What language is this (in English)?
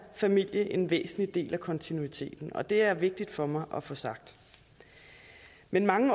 Danish